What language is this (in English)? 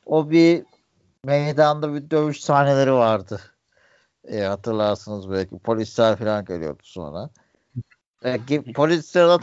Turkish